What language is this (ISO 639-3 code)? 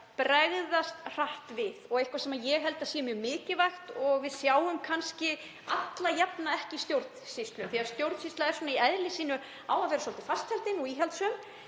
isl